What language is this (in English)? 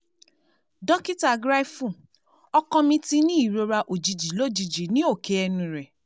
Yoruba